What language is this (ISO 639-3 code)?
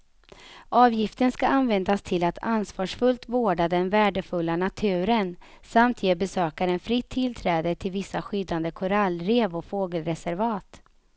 swe